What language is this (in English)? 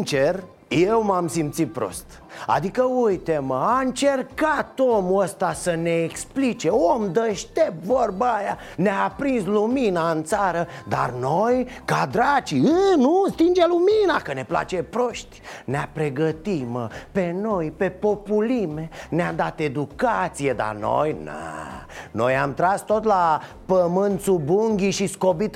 Romanian